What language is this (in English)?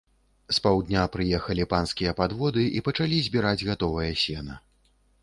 Belarusian